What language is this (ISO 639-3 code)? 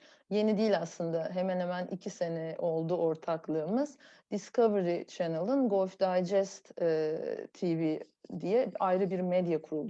tur